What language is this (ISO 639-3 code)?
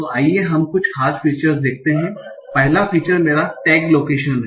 hin